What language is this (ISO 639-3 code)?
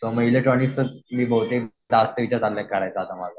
mar